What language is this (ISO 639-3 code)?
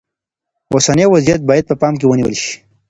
pus